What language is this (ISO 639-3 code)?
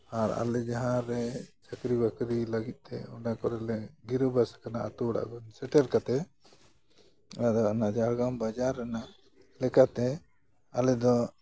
sat